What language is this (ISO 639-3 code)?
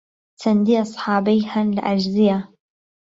ckb